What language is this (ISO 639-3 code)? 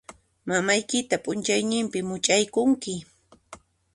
qxp